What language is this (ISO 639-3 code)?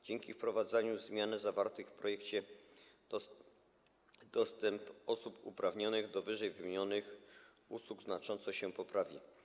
pol